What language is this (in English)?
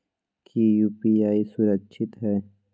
Magahi